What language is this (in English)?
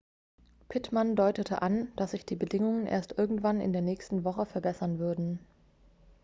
German